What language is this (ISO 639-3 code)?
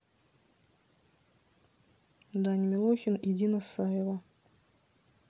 rus